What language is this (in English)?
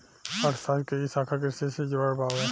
Bhojpuri